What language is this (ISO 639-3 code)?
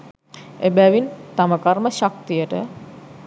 sin